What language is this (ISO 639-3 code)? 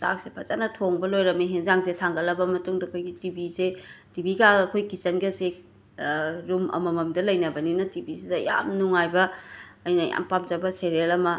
mni